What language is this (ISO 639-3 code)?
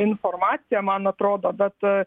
lit